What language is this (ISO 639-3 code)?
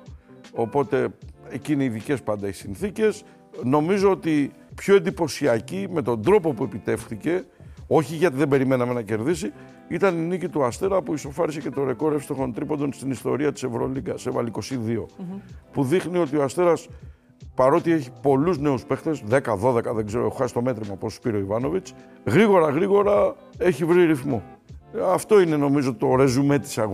ell